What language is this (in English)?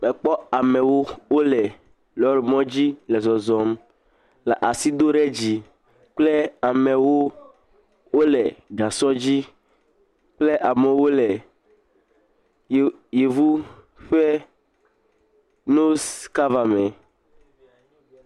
Ewe